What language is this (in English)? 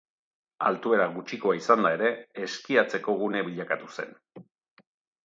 Basque